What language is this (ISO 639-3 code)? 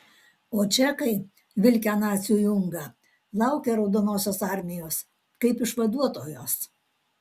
lit